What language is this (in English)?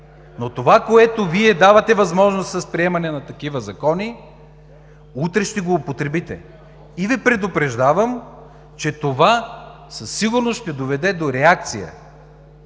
Bulgarian